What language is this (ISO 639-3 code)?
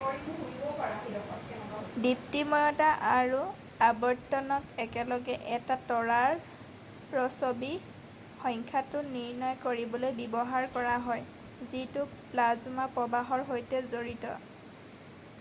asm